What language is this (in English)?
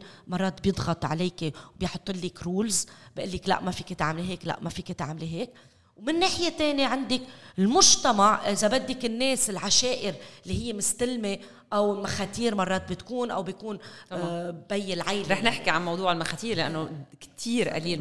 Arabic